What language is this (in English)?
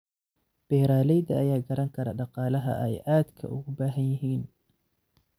Somali